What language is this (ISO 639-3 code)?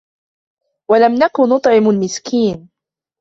ara